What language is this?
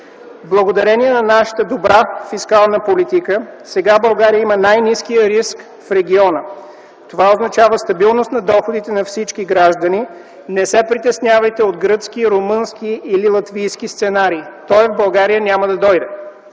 Bulgarian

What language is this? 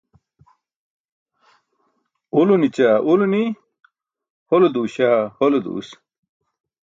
Burushaski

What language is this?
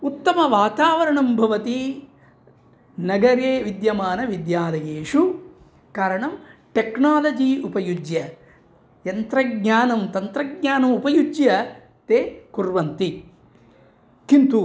Sanskrit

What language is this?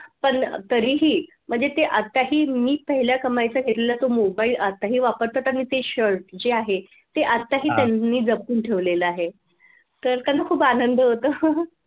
Marathi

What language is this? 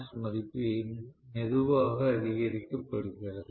Tamil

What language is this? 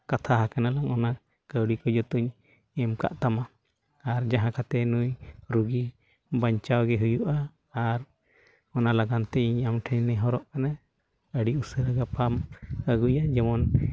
Santali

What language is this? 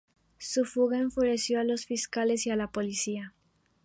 Spanish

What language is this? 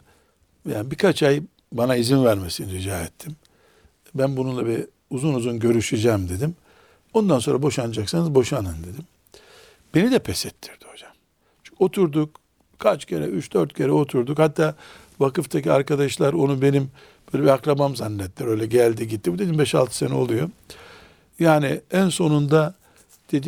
Turkish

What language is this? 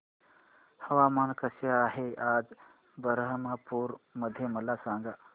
Marathi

